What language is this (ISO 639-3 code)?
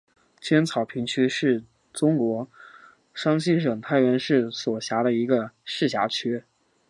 zho